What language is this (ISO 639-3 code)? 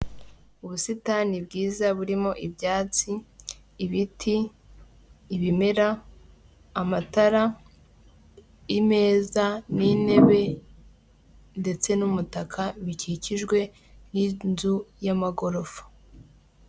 kin